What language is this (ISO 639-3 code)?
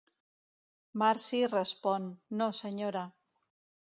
cat